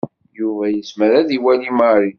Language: Kabyle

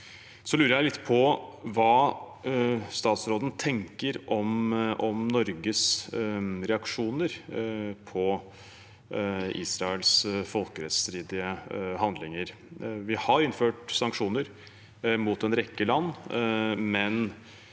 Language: Norwegian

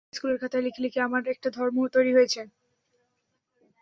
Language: Bangla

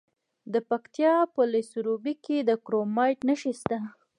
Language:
Pashto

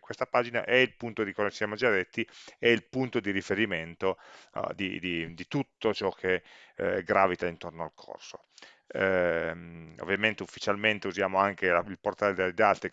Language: Italian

